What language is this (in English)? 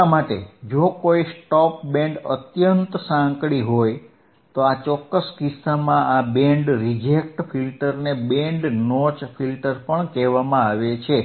Gujarati